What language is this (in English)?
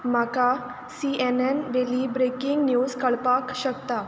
Konkani